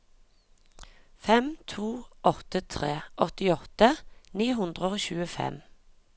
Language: Norwegian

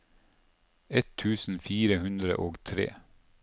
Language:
Norwegian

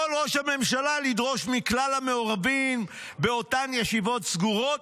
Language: Hebrew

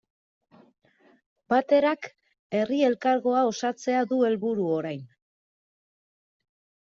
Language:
Basque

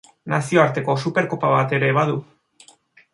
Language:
Basque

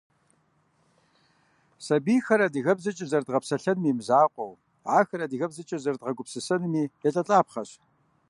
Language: Kabardian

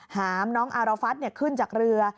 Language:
Thai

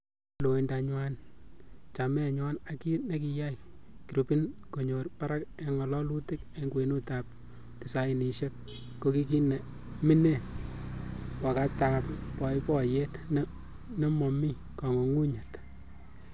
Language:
Kalenjin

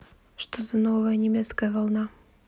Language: Russian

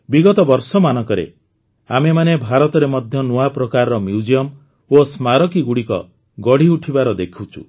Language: Odia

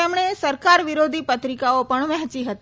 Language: Gujarati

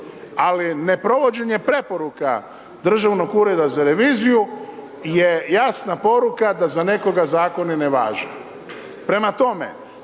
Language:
Croatian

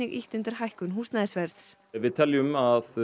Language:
Icelandic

